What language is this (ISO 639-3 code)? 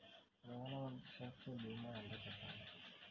tel